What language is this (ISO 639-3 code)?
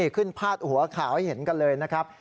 tha